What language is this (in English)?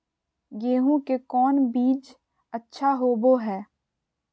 Magahi